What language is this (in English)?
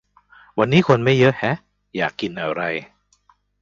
Thai